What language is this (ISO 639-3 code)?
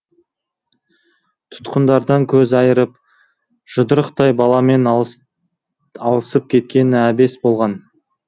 kaz